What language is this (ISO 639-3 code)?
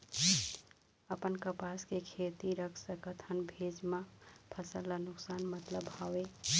hne